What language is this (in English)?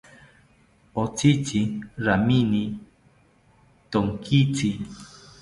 South Ucayali Ashéninka